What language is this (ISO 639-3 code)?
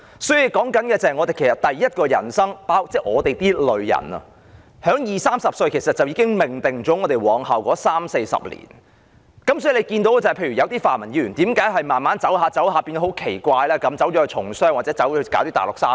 yue